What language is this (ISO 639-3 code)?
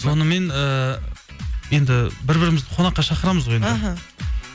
kaz